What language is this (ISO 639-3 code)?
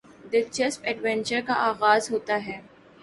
urd